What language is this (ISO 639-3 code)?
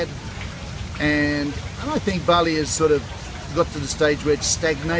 ind